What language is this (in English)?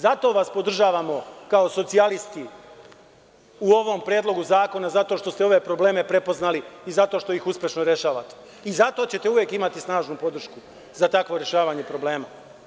Serbian